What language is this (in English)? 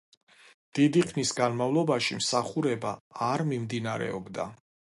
Georgian